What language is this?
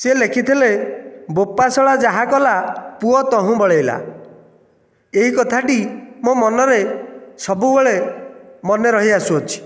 Odia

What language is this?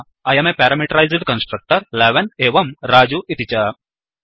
Sanskrit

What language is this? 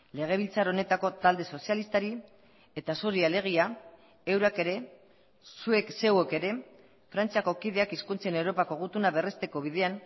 Basque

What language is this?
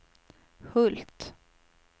Swedish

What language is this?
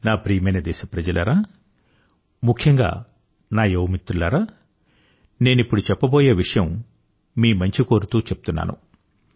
Telugu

